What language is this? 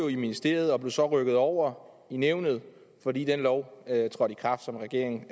Danish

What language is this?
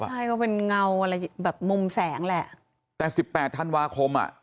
Thai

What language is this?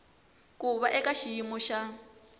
Tsonga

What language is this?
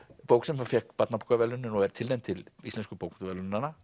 Icelandic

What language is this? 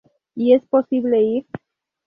Spanish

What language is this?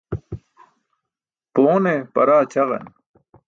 Burushaski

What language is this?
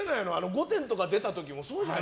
Japanese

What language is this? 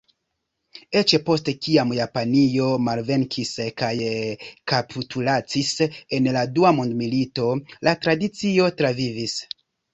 Esperanto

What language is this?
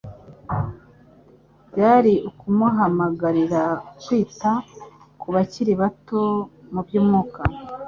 Kinyarwanda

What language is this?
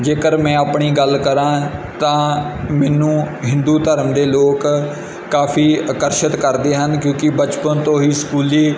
Punjabi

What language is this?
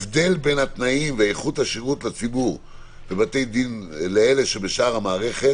Hebrew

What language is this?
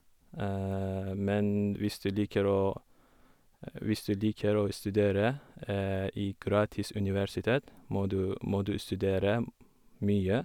Norwegian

